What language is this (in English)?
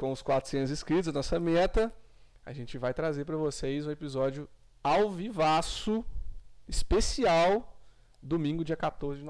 Portuguese